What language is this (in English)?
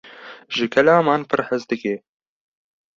Kurdish